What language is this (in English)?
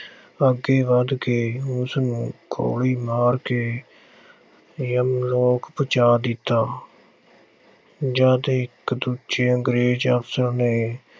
Punjabi